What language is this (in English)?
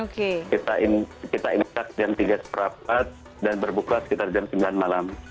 Indonesian